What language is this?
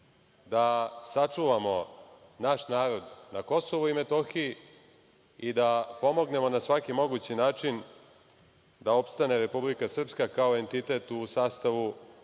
Serbian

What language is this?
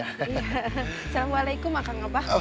Indonesian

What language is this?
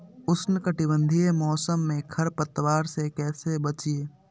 Magahi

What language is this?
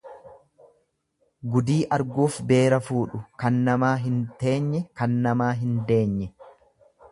Oromo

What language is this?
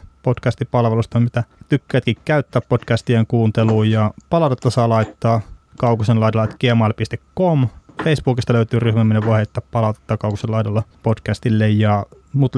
Finnish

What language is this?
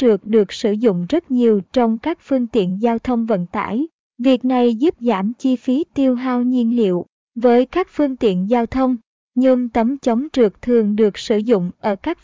Vietnamese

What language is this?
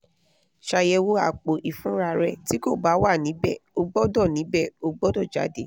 Yoruba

